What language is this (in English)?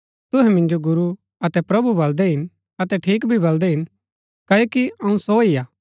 Gaddi